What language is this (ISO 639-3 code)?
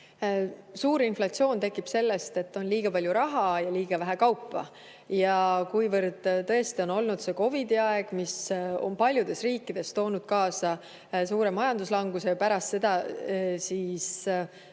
est